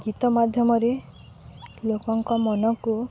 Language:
Odia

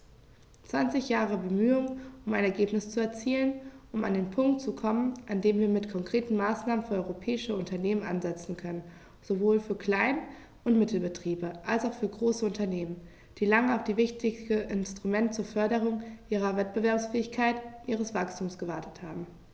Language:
German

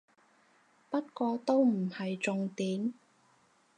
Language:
Cantonese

